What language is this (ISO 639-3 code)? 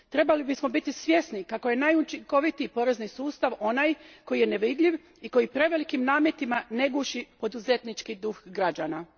hrv